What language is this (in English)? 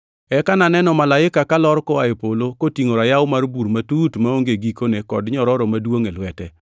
Luo (Kenya and Tanzania)